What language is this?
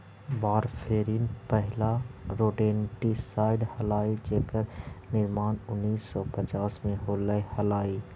Magahi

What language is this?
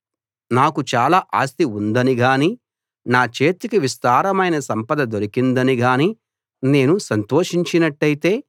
Telugu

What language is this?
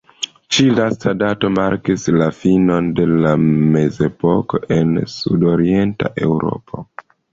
Esperanto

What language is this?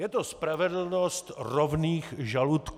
Czech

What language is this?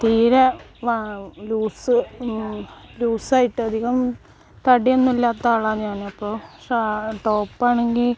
Malayalam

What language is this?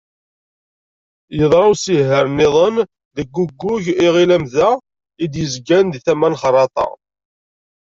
Kabyle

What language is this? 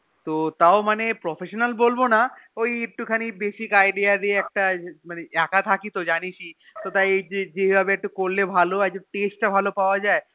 Bangla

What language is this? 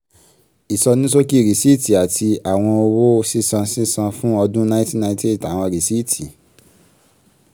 Yoruba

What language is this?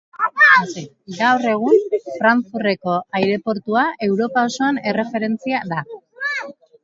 Basque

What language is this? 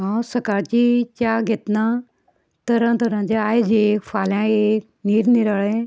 Konkani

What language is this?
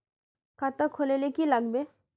Magahi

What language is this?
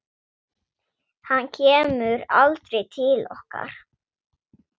Icelandic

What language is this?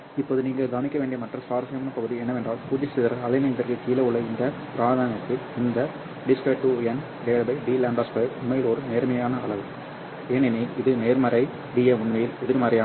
Tamil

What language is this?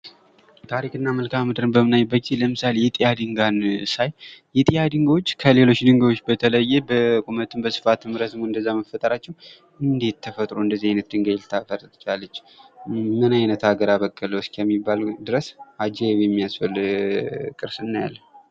Amharic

